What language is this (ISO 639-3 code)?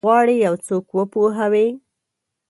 pus